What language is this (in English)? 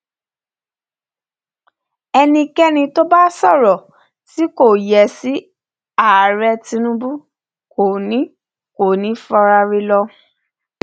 Yoruba